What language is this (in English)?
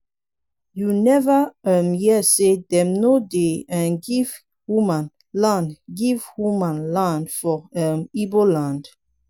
Nigerian Pidgin